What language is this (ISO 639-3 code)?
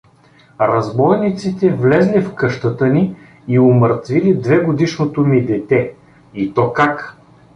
bul